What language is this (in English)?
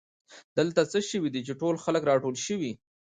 Pashto